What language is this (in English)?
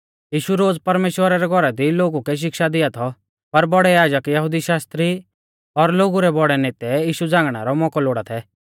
Mahasu Pahari